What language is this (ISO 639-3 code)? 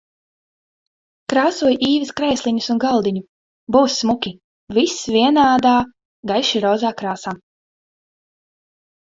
lav